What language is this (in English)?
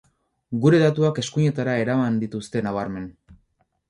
Basque